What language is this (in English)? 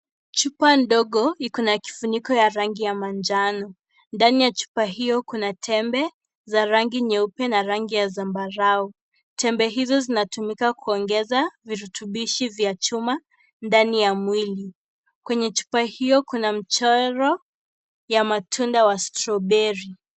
Swahili